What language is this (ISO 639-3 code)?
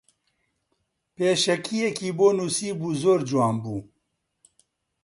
ckb